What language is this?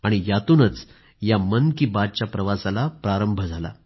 Marathi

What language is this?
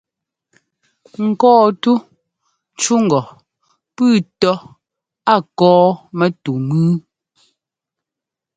Ngomba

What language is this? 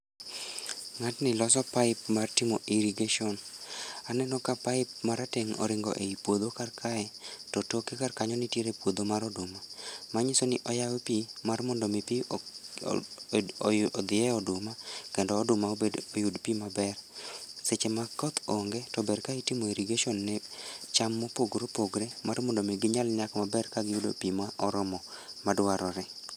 Luo (Kenya and Tanzania)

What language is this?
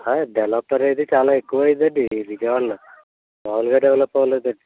Telugu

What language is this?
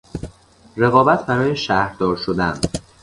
Persian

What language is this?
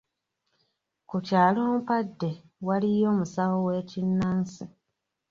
Ganda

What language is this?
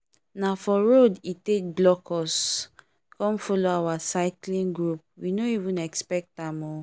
Nigerian Pidgin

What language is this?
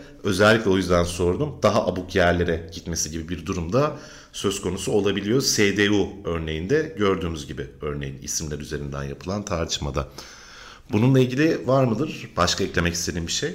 Turkish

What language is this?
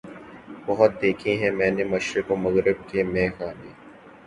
Urdu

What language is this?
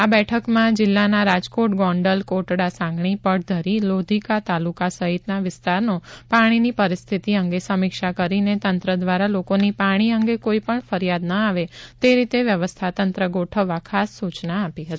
Gujarati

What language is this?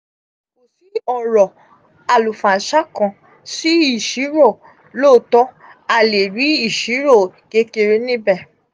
Yoruba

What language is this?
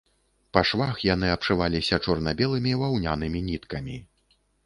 Belarusian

